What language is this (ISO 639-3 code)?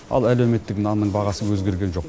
kaz